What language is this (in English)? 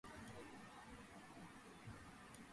Georgian